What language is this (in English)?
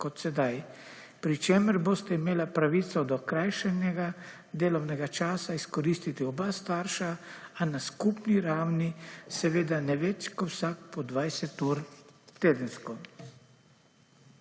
Slovenian